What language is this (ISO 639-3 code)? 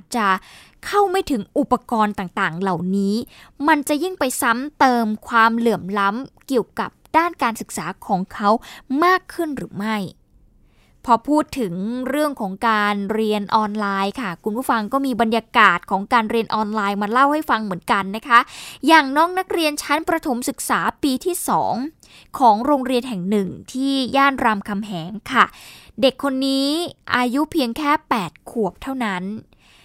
tha